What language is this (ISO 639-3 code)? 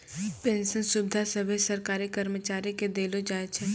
mai